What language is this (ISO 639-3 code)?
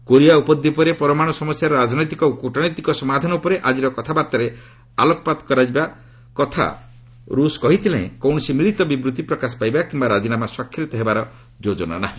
ori